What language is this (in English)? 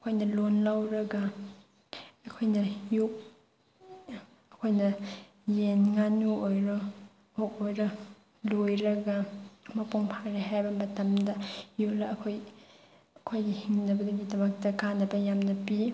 Manipuri